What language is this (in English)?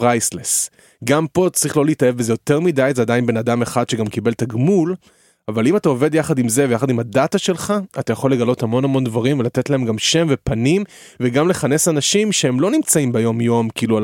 Hebrew